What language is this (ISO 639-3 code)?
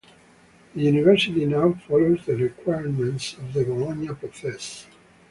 eng